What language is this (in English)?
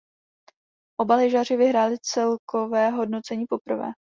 Czech